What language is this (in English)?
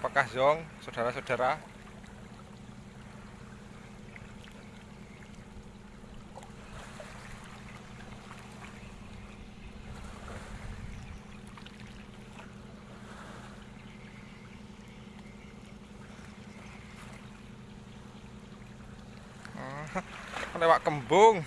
Indonesian